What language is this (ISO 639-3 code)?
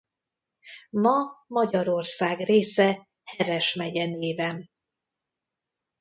hun